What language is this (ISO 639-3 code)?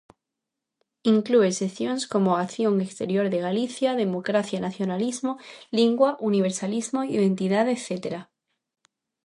glg